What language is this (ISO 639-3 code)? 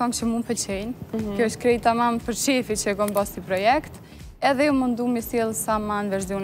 ron